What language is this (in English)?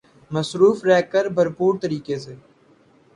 Urdu